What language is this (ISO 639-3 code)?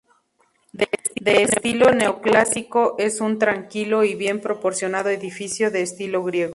spa